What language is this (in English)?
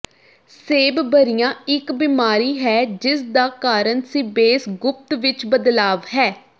Punjabi